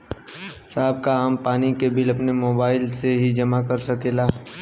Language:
Bhojpuri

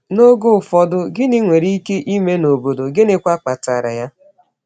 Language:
Igbo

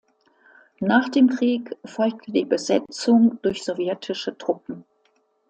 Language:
German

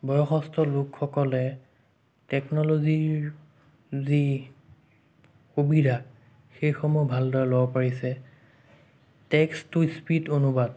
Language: Assamese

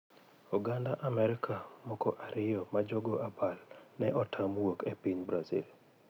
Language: Luo (Kenya and Tanzania)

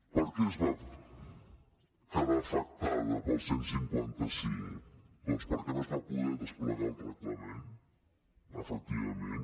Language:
Catalan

